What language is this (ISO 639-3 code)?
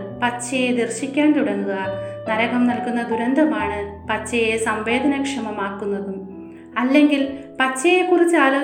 mal